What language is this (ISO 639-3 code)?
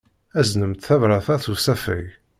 kab